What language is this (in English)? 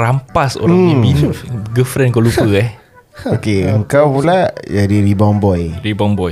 Malay